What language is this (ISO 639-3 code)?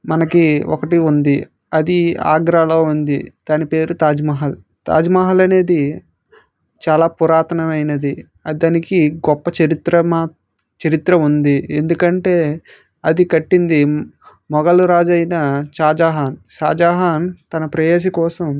tel